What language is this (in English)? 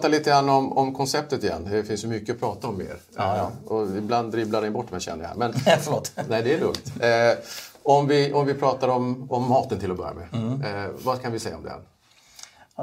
Swedish